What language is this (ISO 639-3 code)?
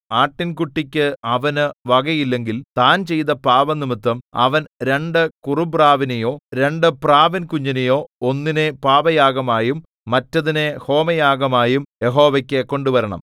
mal